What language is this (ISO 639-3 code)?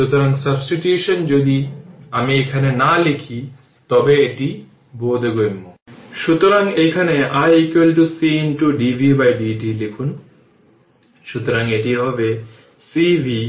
ben